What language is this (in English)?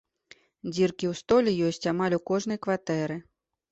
Belarusian